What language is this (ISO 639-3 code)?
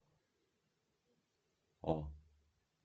rus